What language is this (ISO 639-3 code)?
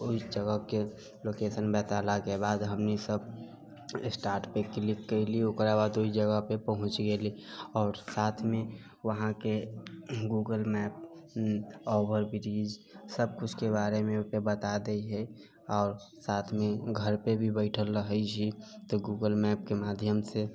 mai